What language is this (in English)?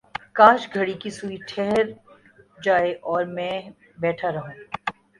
Urdu